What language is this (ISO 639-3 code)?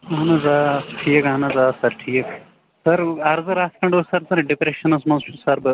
kas